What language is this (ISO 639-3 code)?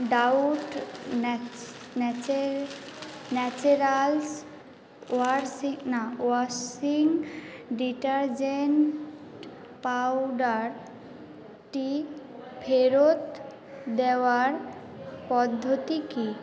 ben